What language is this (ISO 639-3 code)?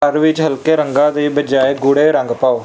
pan